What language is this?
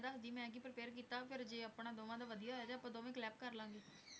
Punjabi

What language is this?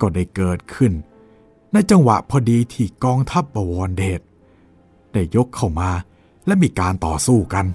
Thai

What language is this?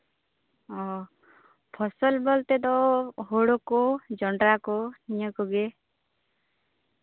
Santali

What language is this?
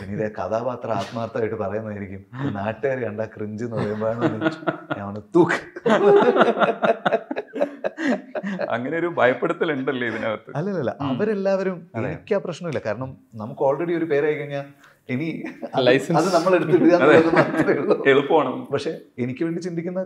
Malayalam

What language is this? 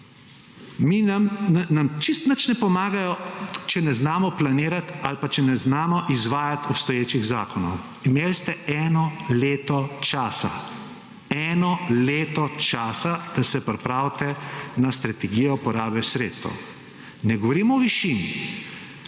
Slovenian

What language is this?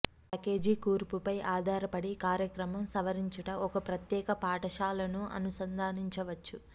Telugu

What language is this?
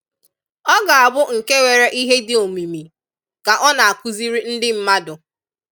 Igbo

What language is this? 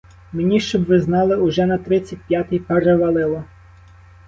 Ukrainian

